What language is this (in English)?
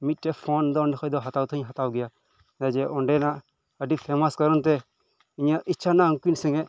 Santali